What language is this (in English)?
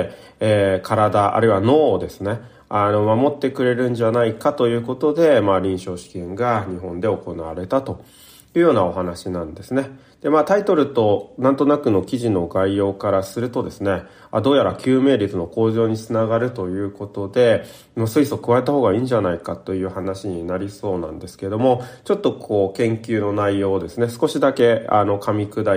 Japanese